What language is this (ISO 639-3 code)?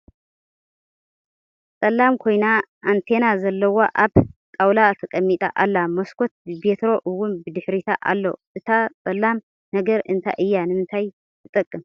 tir